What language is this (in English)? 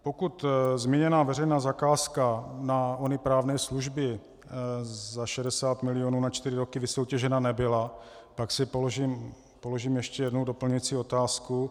Czech